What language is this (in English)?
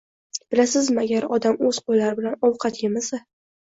Uzbek